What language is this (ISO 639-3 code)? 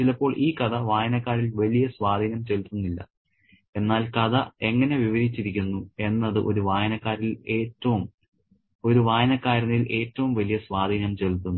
mal